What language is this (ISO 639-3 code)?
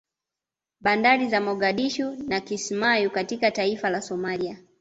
swa